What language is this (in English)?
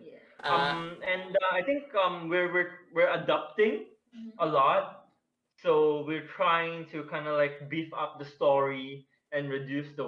English